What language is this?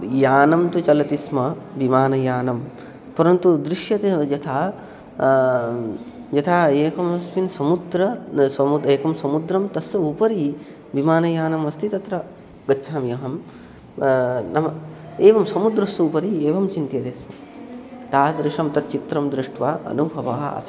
Sanskrit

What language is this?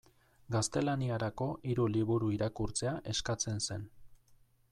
Basque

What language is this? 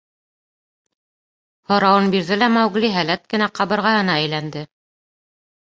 Bashkir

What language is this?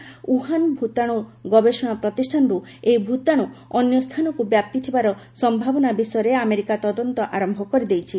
Odia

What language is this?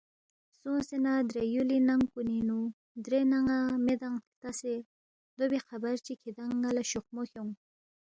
Balti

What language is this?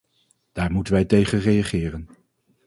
Dutch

